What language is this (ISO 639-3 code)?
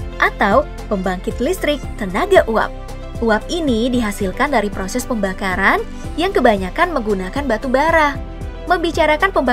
ind